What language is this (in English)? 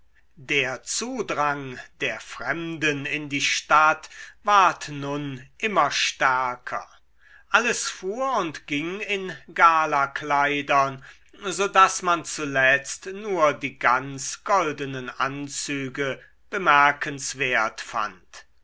German